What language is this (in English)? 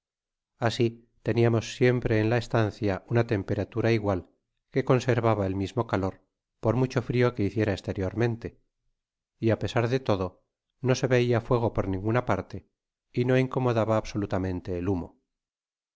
Spanish